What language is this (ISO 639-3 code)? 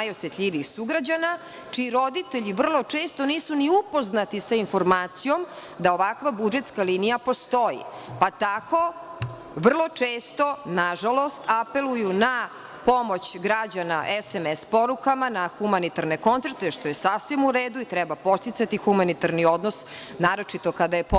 srp